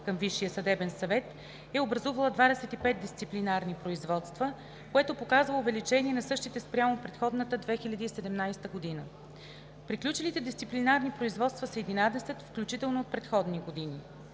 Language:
Bulgarian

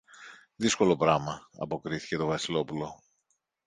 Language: Greek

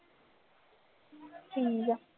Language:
Punjabi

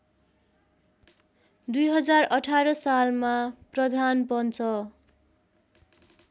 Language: Nepali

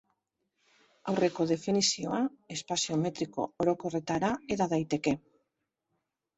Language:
Basque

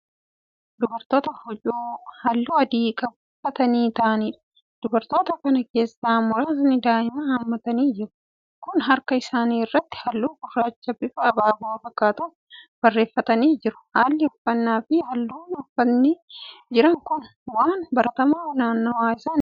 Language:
Oromo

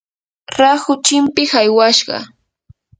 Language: Yanahuanca Pasco Quechua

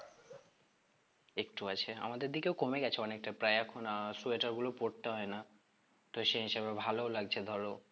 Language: Bangla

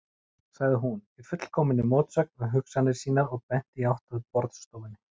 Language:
Icelandic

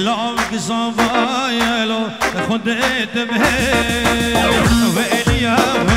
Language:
Arabic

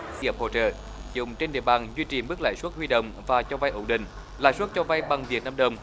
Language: Vietnamese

